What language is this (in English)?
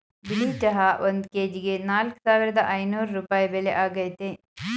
Kannada